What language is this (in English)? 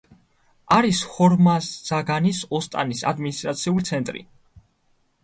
Georgian